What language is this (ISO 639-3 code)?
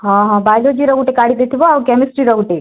ori